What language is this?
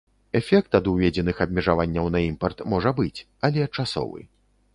Belarusian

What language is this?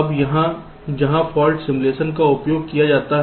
Hindi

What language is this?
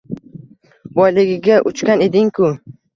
Uzbek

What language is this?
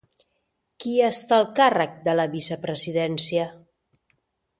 Catalan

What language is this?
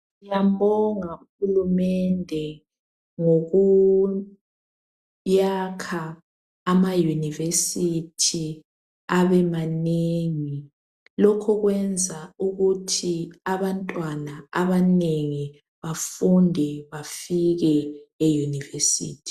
North Ndebele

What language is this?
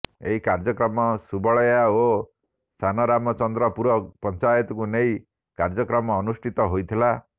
Odia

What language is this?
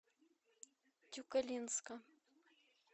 Russian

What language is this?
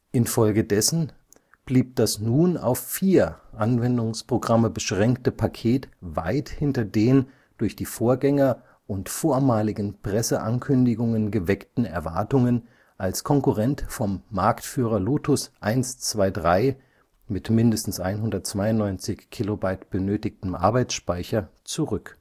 German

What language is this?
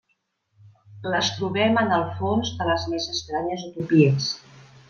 Catalan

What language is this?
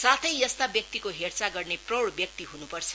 Nepali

